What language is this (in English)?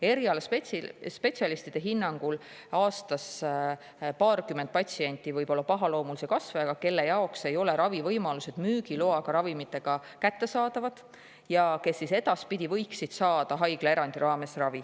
Estonian